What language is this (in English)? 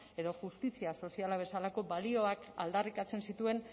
Basque